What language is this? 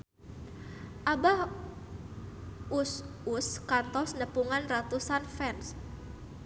Sundanese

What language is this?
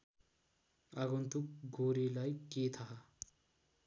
Nepali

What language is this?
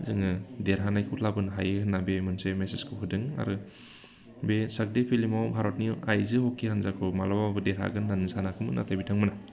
Bodo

